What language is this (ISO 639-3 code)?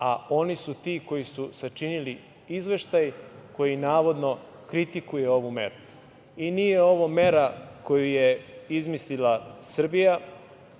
srp